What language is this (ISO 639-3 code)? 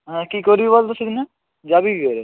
ben